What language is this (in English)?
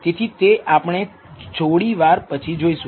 Gujarati